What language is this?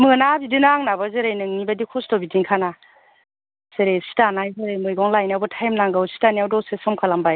Bodo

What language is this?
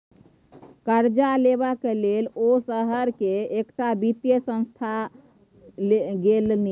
Maithili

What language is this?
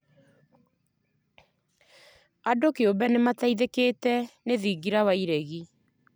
Kikuyu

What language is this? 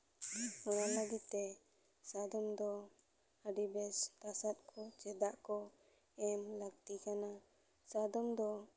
Santali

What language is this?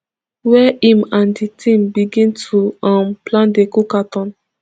Nigerian Pidgin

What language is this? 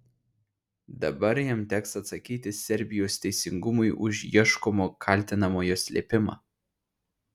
Lithuanian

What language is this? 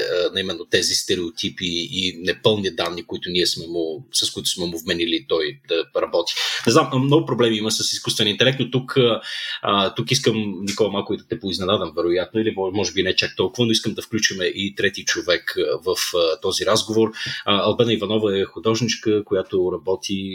Bulgarian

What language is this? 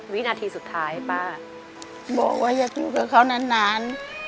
Thai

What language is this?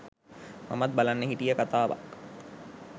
Sinhala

